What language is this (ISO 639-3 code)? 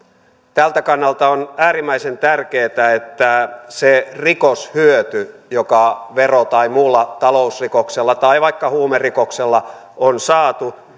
fin